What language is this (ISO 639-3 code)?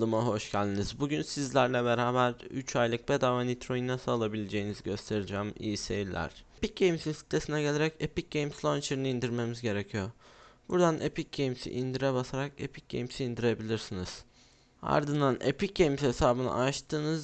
tur